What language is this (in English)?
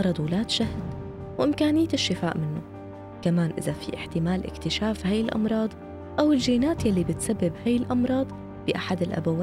Arabic